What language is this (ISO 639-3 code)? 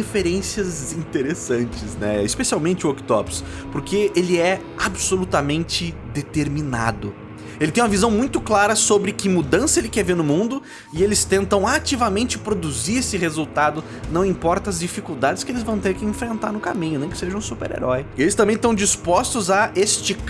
por